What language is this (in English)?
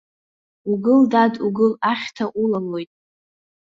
Abkhazian